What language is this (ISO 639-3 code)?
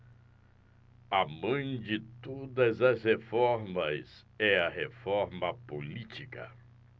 por